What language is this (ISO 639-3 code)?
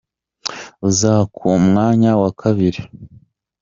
kin